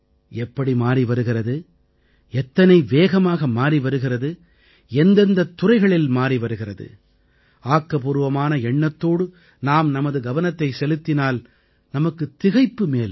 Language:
Tamil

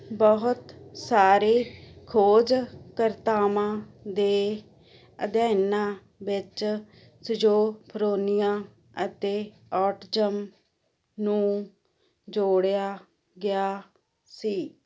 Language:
Punjabi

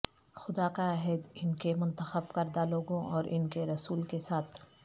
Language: Urdu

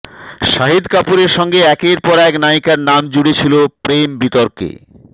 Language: Bangla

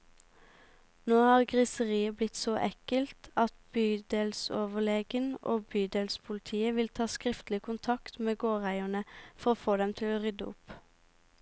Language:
Norwegian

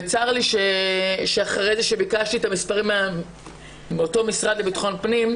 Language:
Hebrew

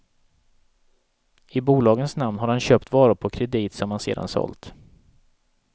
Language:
Swedish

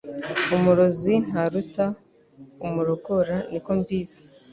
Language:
Kinyarwanda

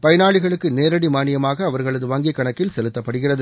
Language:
Tamil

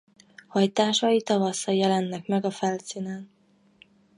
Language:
Hungarian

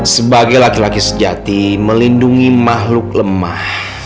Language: Indonesian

